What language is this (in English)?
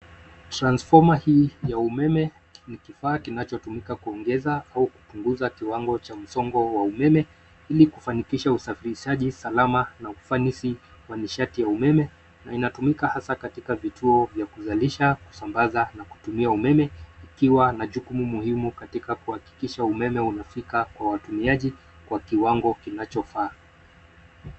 Swahili